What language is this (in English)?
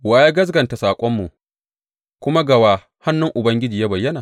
Hausa